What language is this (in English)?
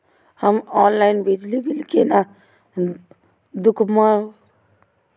Maithili